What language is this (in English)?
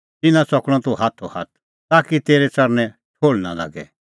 Kullu Pahari